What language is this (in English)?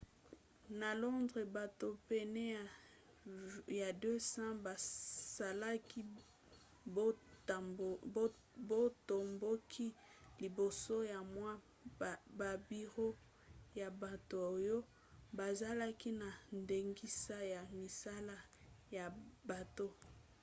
Lingala